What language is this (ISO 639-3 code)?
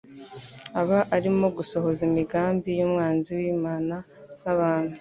kin